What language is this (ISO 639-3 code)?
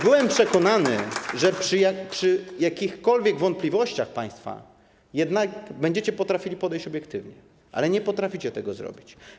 pol